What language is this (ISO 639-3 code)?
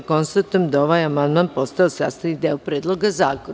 srp